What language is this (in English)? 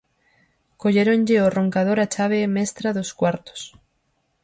Galician